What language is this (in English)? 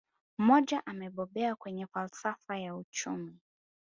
Swahili